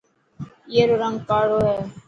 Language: Dhatki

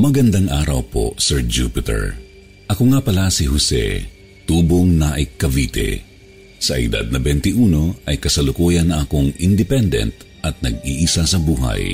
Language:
Filipino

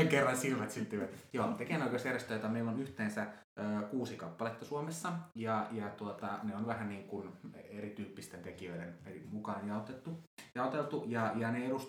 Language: Finnish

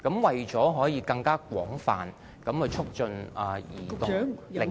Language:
Cantonese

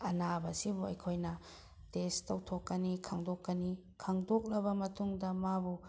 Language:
Manipuri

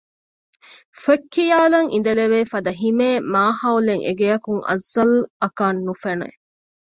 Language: Divehi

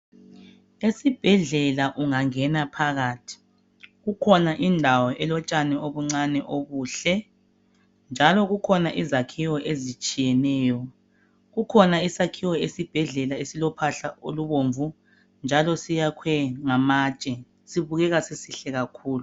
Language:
North Ndebele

